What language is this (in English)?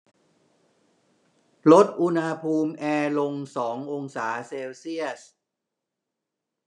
Thai